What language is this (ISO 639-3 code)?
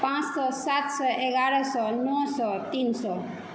mai